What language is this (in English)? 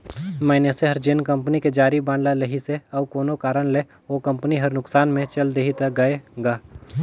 Chhattisgarhi